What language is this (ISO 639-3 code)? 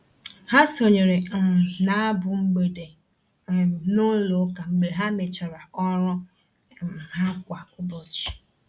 ibo